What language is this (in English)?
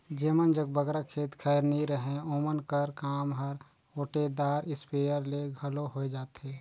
Chhattisgarhi